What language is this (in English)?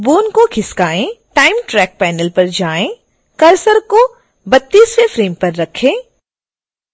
Hindi